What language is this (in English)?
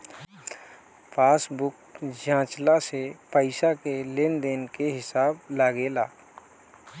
Bhojpuri